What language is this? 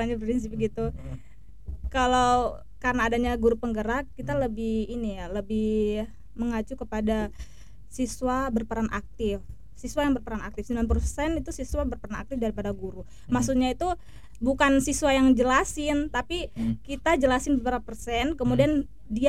Indonesian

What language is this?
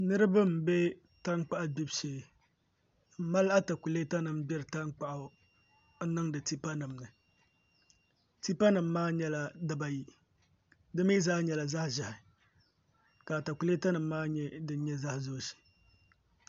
Dagbani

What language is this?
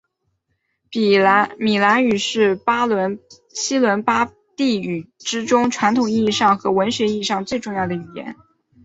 Chinese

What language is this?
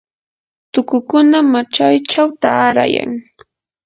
Yanahuanca Pasco Quechua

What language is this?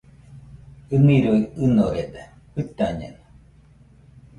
Nüpode Huitoto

